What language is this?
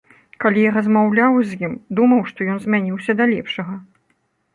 Belarusian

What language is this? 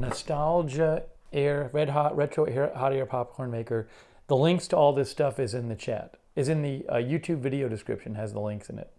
English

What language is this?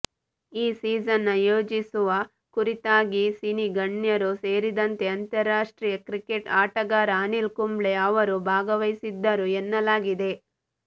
Kannada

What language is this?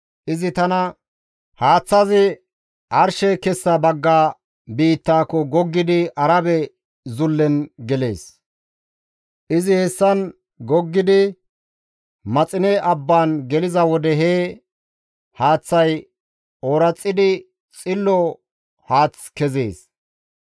Gamo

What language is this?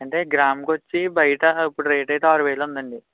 Telugu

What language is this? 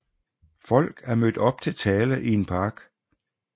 Danish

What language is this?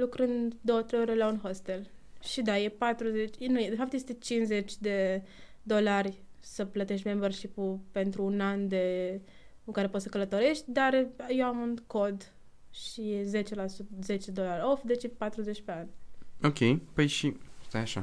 Romanian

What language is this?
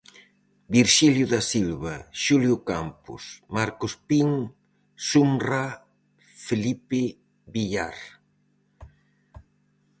Galician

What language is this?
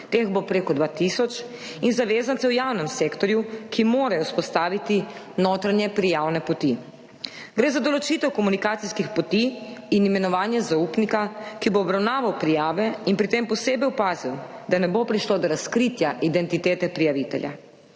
Slovenian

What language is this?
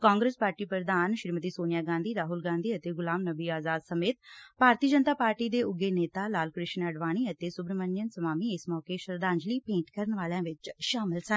Punjabi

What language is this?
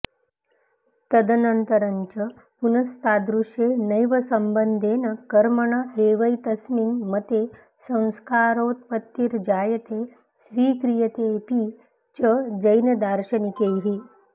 Sanskrit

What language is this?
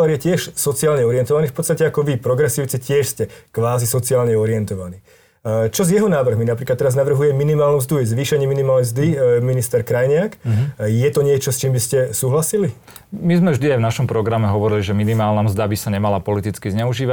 Slovak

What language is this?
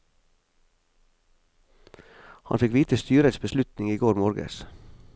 Norwegian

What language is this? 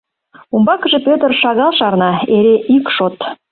Mari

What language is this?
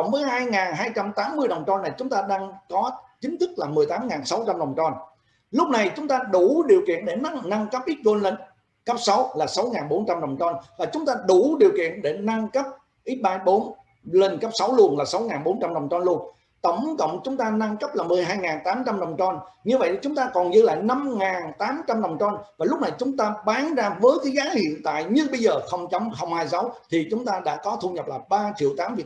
Vietnamese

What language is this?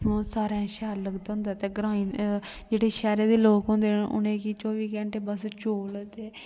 Dogri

